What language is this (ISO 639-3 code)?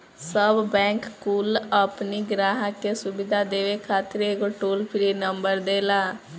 bho